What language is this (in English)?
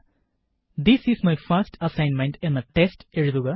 Malayalam